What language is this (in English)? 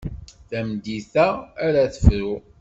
Kabyle